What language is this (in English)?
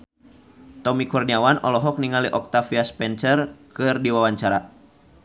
Sundanese